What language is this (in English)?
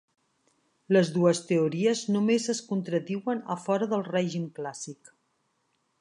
Catalan